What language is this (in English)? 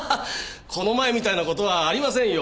Japanese